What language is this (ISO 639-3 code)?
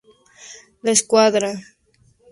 spa